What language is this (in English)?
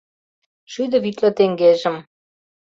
Mari